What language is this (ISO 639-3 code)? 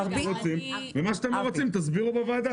heb